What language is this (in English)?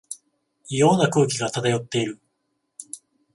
Japanese